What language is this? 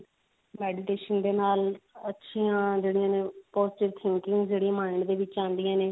Punjabi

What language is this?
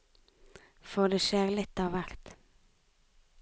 Norwegian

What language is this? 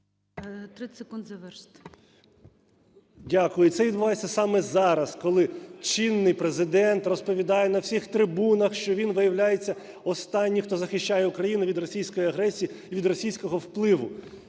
Ukrainian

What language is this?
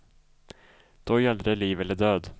Swedish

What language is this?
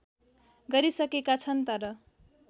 Nepali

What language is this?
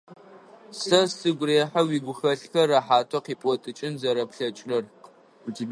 Adyghe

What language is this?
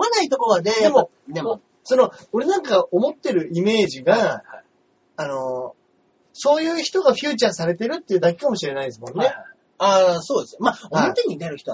Japanese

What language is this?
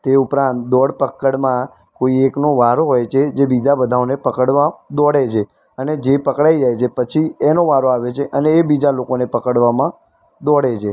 Gujarati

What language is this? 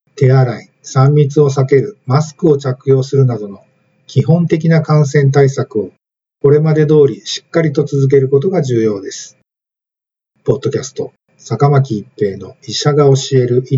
Japanese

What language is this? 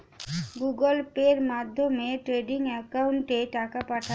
Bangla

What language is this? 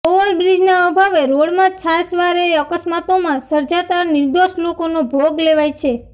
Gujarati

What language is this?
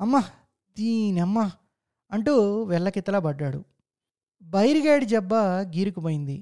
Telugu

